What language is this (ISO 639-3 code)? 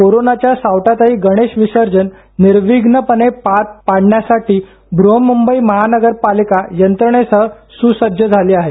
mar